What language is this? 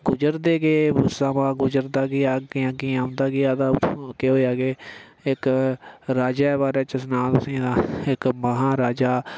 Dogri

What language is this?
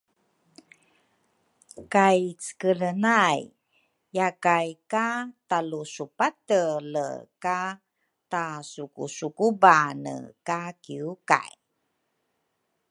Rukai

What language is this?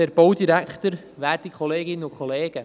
Swiss German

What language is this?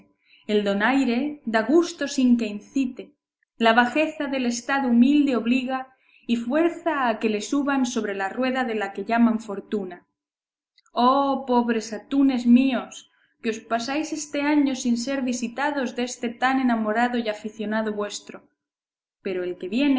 Spanish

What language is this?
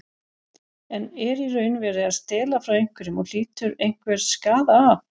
Icelandic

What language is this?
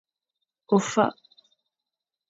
Fang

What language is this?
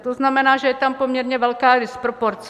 Czech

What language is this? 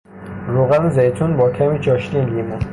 Persian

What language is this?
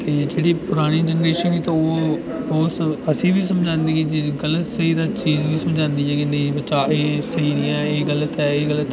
Dogri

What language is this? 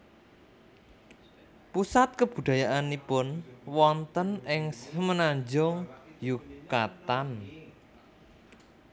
Javanese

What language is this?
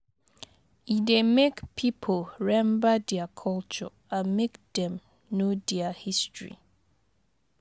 Nigerian Pidgin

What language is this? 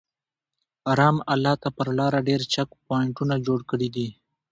Pashto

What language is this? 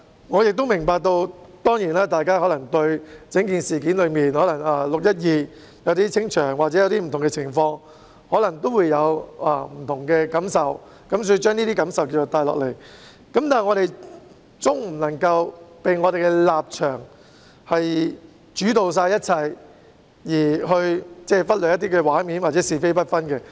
Cantonese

